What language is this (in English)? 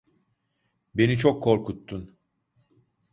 Turkish